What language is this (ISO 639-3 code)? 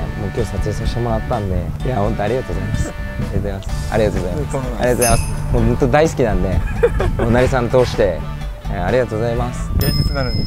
jpn